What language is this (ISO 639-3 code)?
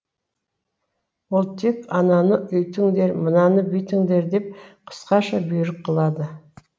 kaz